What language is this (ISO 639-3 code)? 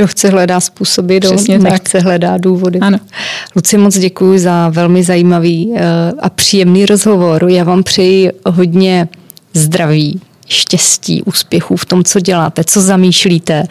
ces